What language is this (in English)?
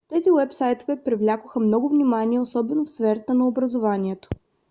Bulgarian